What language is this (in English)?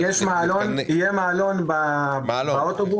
Hebrew